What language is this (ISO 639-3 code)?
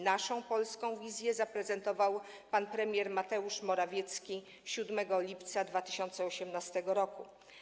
pol